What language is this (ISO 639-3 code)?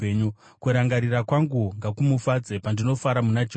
sna